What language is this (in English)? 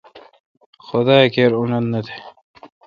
Kalkoti